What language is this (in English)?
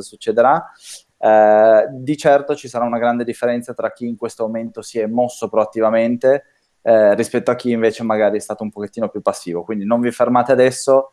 Italian